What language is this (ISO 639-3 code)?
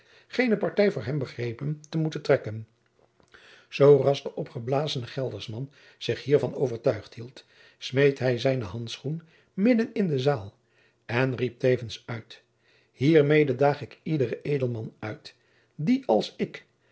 nld